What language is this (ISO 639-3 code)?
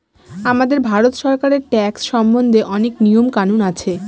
ben